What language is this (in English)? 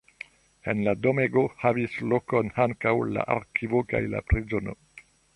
Esperanto